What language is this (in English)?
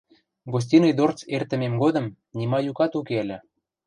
Western Mari